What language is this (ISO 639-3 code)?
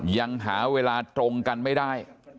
tha